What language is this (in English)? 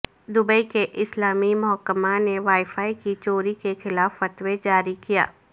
Urdu